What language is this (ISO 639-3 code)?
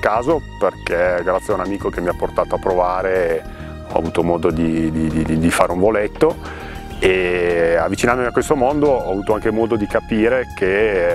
ita